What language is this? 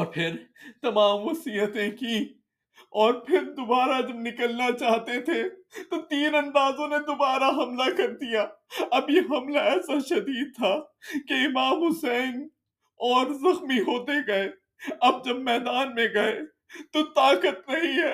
Urdu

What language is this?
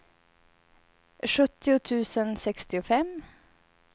Swedish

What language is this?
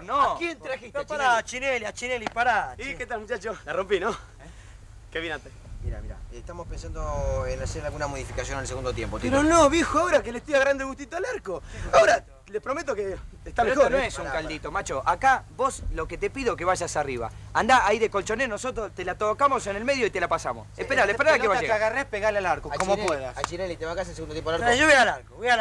Spanish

